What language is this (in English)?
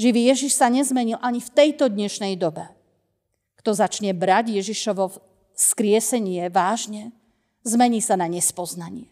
Slovak